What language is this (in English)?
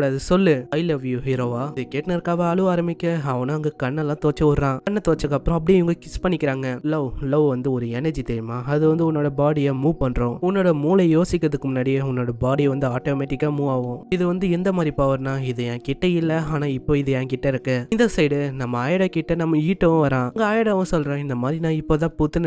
Tamil